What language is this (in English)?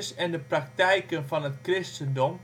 Dutch